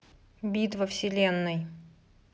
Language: Russian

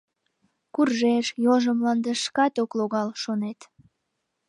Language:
Mari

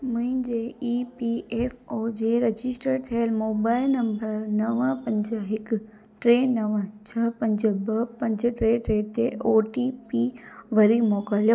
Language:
Sindhi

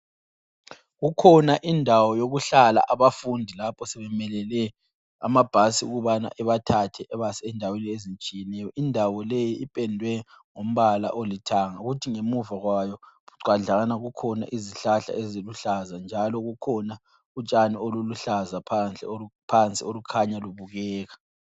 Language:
North Ndebele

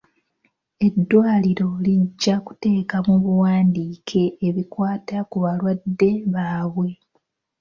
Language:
Ganda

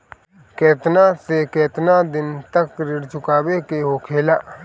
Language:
Bhojpuri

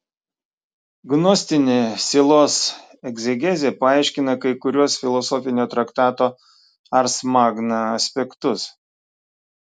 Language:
Lithuanian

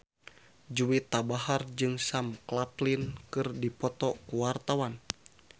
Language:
Sundanese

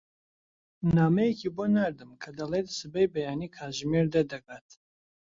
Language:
Central Kurdish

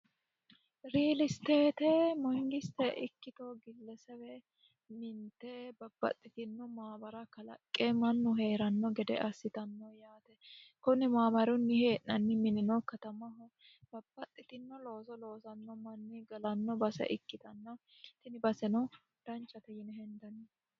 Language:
Sidamo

